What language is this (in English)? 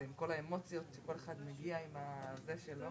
Hebrew